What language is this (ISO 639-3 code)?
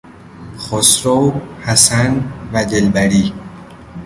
fas